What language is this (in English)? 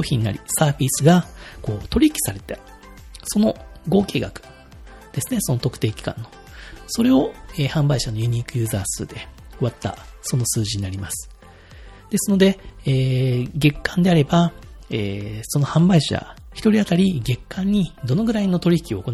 Japanese